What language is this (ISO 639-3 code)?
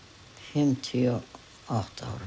isl